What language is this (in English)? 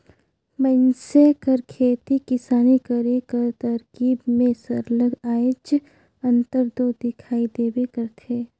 Chhattisgarhi